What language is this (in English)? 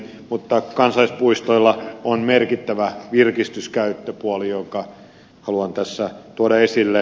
Finnish